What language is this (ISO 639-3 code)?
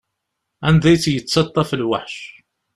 kab